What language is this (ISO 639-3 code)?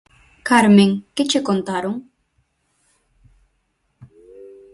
glg